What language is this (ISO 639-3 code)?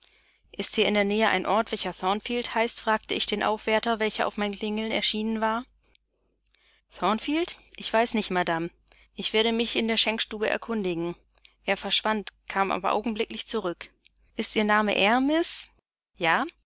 deu